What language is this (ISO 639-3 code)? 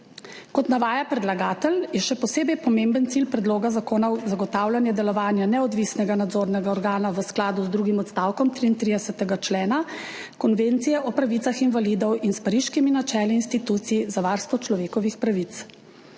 slv